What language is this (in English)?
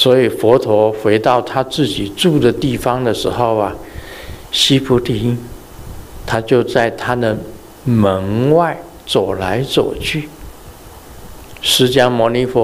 Chinese